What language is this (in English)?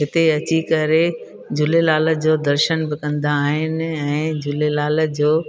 Sindhi